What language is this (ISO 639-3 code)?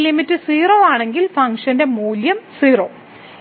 mal